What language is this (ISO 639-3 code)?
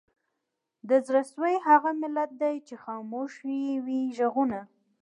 pus